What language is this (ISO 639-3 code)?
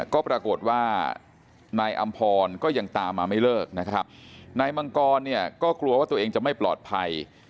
tha